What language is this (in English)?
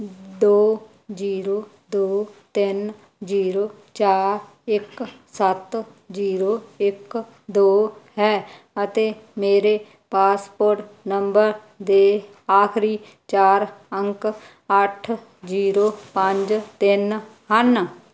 Punjabi